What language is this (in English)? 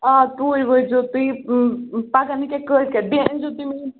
Kashmiri